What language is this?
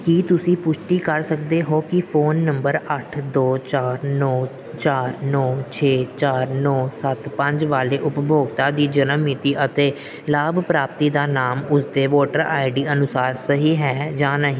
Punjabi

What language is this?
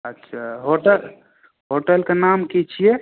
Maithili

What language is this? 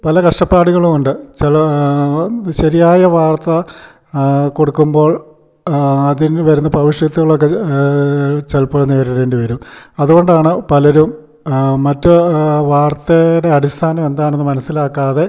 Malayalam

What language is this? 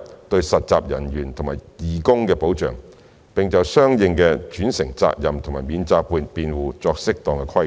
Cantonese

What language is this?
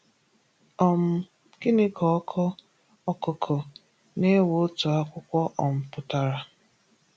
Igbo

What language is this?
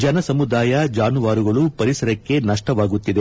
Kannada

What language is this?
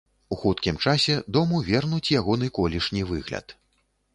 Belarusian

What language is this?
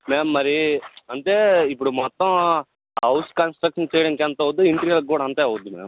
Telugu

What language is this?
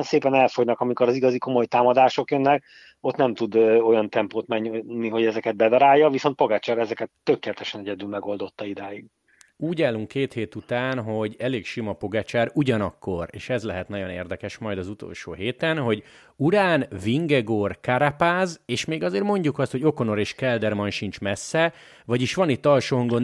Hungarian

